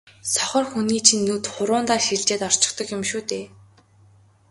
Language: Mongolian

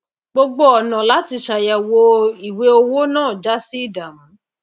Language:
Yoruba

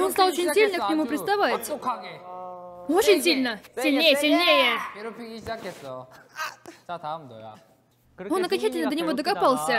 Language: Russian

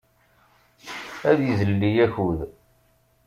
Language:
Kabyle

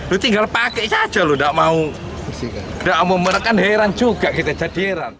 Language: Indonesian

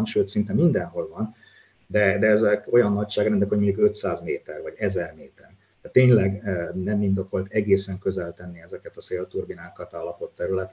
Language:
Hungarian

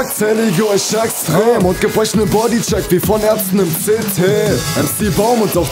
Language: Greek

